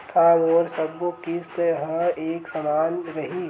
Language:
Chhattisgarhi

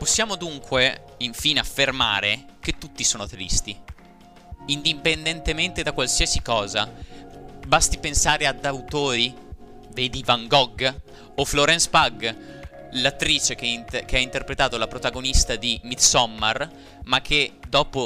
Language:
Italian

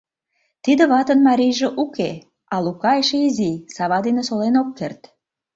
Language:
Mari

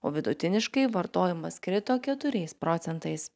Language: Lithuanian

